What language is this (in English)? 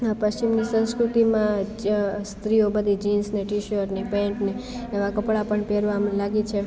Gujarati